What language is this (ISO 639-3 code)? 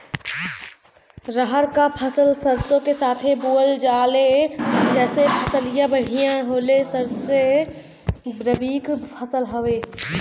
bho